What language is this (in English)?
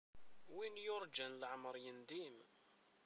Kabyle